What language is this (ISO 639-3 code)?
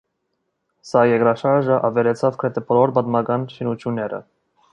hye